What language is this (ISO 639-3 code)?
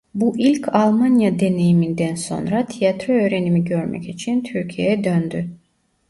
tur